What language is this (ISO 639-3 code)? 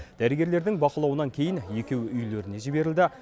kaz